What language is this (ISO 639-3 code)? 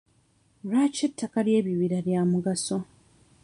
lug